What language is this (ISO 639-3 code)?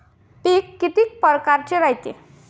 mar